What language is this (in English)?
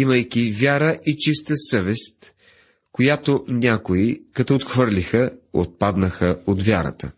Bulgarian